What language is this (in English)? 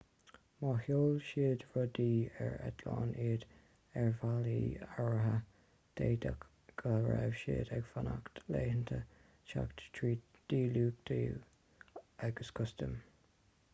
Irish